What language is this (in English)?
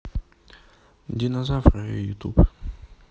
Russian